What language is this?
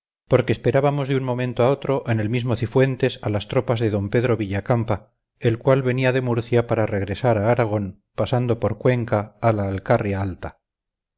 Spanish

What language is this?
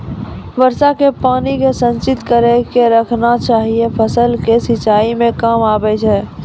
Maithili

